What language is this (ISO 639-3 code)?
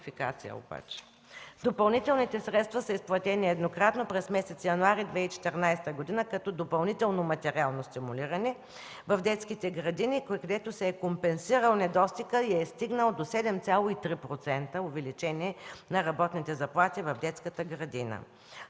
bul